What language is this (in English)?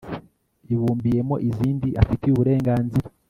Kinyarwanda